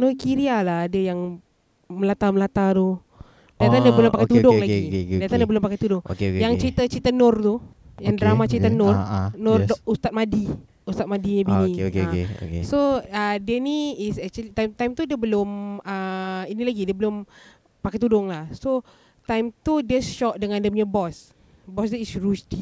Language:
Malay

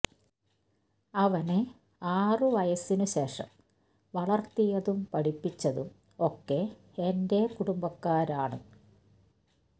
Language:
Malayalam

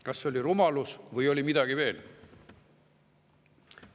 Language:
Estonian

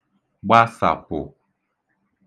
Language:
Igbo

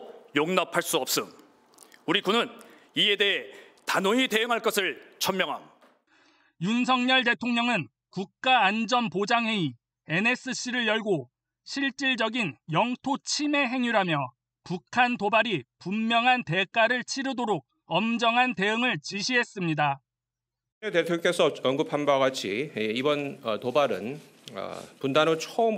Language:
Korean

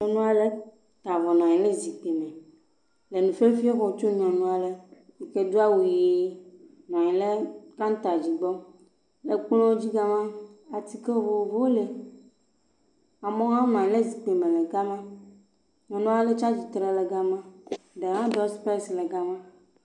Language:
Ewe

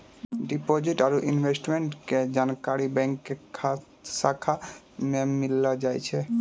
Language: Maithili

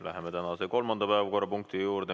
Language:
Estonian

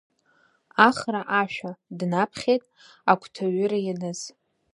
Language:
Abkhazian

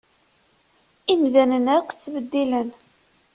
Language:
Kabyle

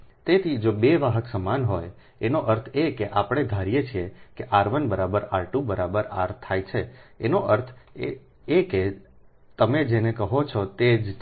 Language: Gujarati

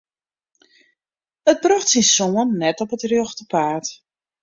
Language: Western Frisian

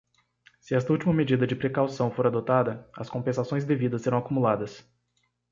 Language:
Portuguese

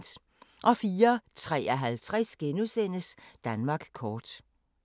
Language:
Danish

